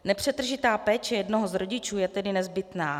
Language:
Czech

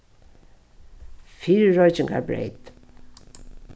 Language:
Faroese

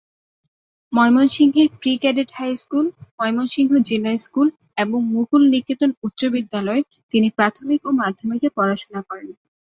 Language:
Bangla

